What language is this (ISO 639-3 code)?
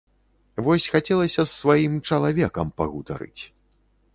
bel